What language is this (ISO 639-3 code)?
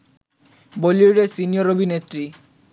ben